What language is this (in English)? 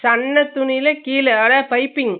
Tamil